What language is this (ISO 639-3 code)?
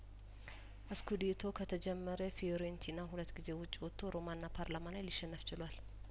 amh